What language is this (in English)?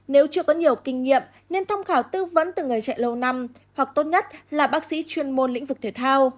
Vietnamese